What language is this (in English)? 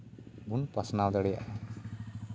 Santali